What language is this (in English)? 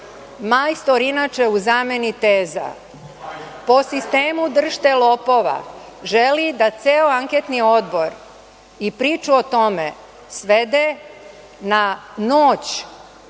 Serbian